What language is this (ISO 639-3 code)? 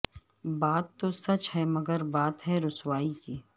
urd